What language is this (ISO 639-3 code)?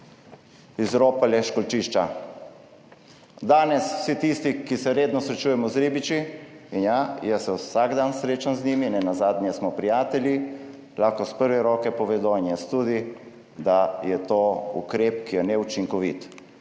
slv